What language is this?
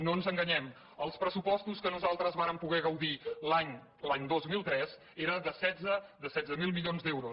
Catalan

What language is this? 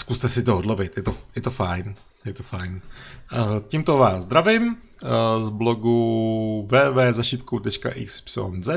Czech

